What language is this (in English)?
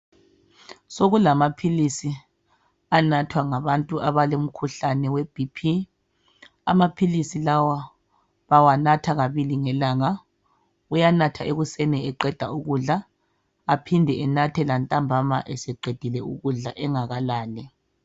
North Ndebele